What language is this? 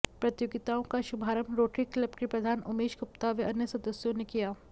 Hindi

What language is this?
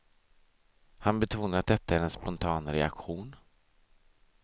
Swedish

